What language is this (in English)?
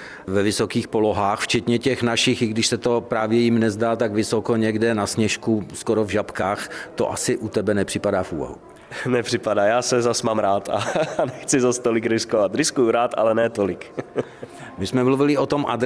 Czech